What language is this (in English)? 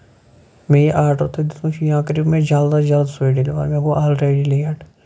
Kashmiri